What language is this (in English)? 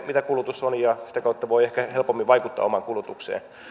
Finnish